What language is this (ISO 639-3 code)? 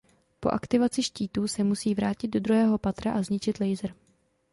ces